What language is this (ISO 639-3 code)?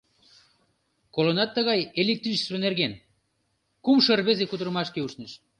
chm